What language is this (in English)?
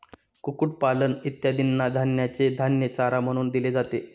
Marathi